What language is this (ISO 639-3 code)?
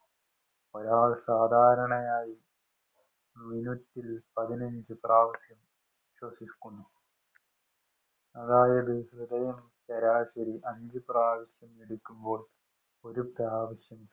mal